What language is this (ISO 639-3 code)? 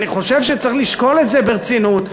heb